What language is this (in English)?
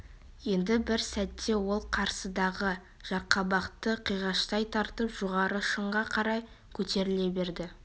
Kazakh